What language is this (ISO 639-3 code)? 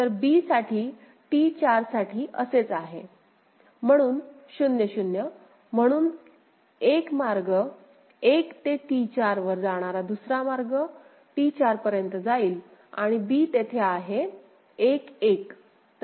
mar